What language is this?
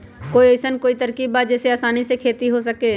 Magahi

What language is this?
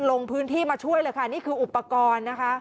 Thai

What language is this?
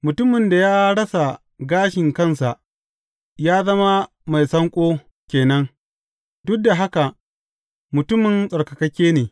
Hausa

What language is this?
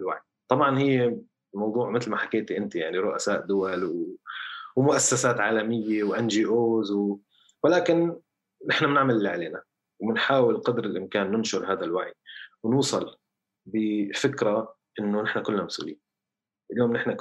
Arabic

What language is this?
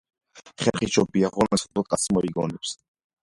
Georgian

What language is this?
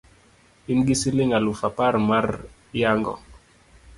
Luo (Kenya and Tanzania)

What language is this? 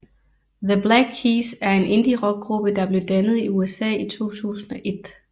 Danish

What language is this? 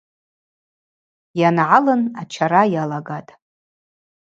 Abaza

